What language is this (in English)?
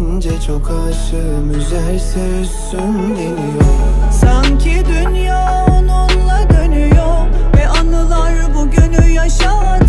Turkish